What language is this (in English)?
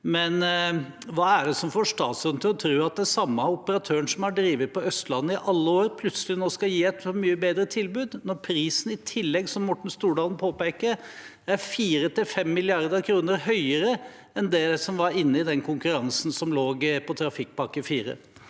Norwegian